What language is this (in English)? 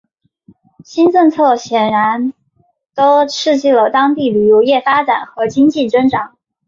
Chinese